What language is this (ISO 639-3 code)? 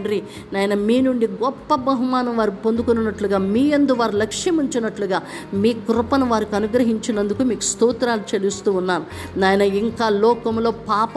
tel